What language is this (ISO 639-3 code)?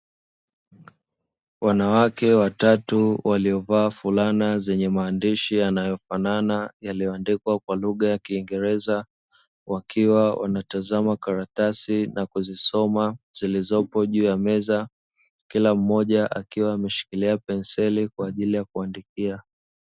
swa